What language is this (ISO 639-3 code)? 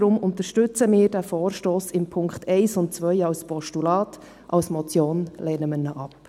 gsw